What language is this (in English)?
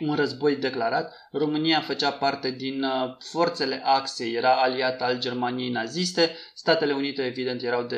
Romanian